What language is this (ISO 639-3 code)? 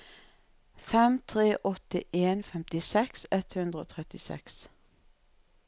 nor